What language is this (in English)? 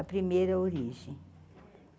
Portuguese